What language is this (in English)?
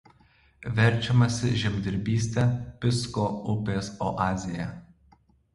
Lithuanian